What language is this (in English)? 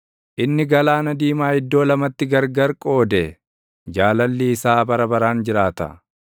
Oromo